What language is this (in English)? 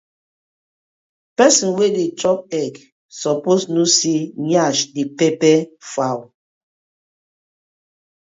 Nigerian Pidgin